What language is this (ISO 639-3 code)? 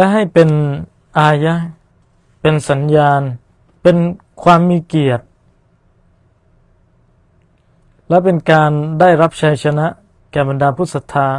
tha